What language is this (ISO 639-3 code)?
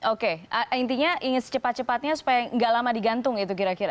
ind